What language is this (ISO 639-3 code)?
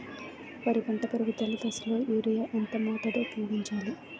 tel